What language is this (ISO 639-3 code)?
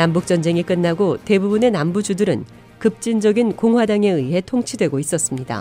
kor